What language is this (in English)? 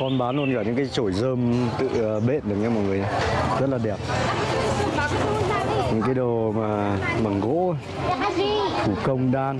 Vietnamese